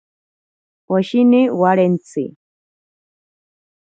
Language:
Ashéninka Perené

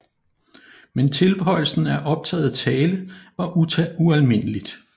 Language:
Danish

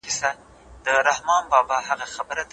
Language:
Pashto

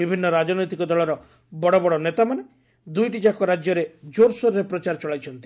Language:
Odia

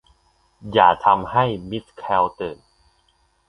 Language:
Thai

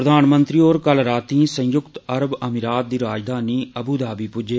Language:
Dogri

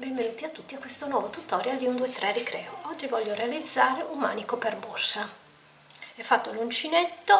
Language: Italian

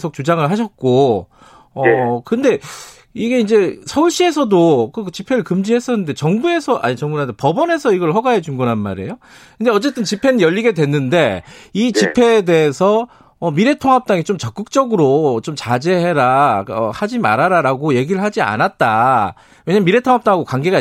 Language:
Korean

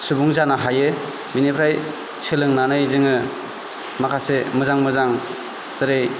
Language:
Bodo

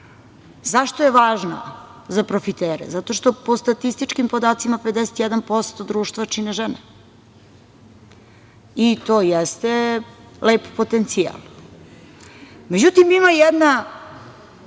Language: Serbian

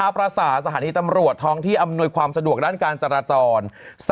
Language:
Thai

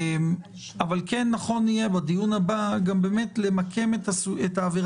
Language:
Hebrew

